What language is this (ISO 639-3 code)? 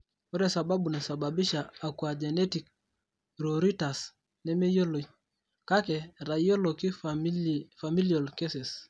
mas